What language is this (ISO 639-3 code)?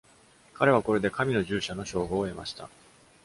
jpn